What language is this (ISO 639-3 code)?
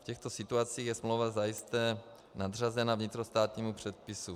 ces